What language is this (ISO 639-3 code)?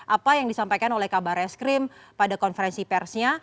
ind